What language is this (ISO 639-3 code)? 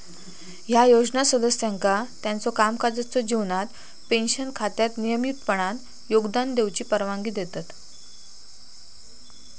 mar